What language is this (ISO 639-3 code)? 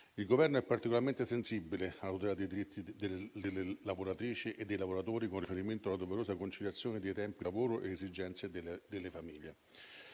ita